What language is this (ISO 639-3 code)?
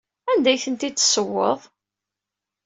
kab